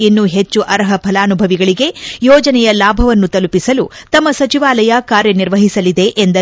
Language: Kannada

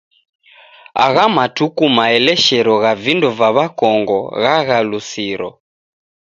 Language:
Taita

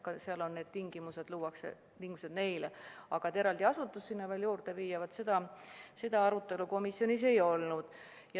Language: Estonian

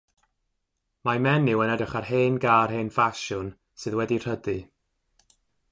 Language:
Welsh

